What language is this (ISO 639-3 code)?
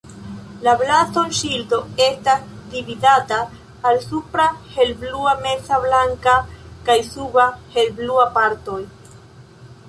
epo